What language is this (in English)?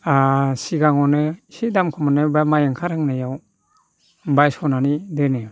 Bodo